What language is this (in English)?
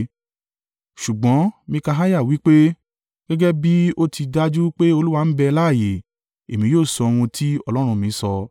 Yoruba